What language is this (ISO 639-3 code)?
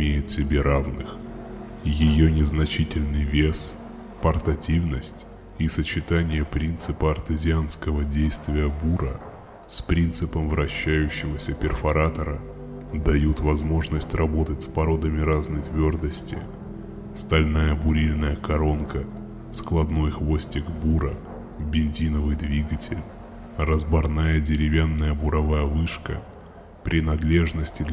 rus